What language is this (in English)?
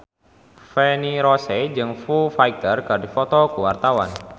Sundanese